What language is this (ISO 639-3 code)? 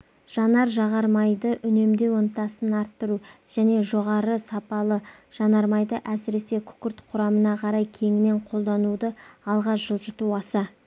kaz